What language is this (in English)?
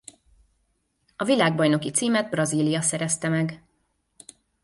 Hungarian